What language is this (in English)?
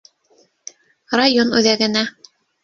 Bashkir